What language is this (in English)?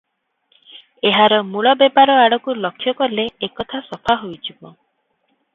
Odia